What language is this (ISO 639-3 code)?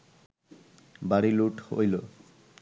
ben